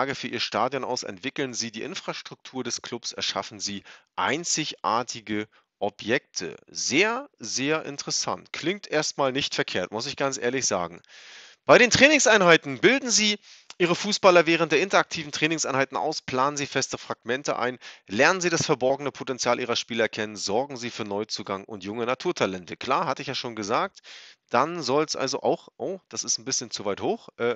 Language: German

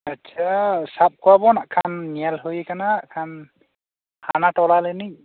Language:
Santali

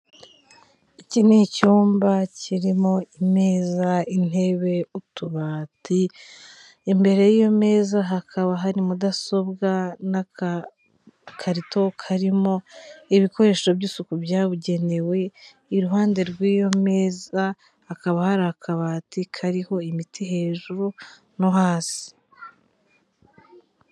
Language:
Kinyarwanda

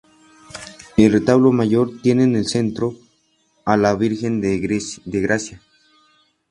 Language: Spanish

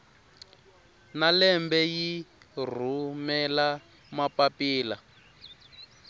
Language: Tsonga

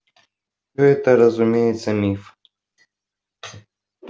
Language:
Russian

